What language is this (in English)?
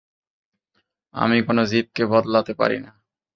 Bangla